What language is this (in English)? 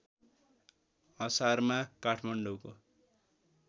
Nepali